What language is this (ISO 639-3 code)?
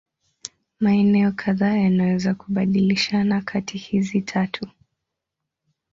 swa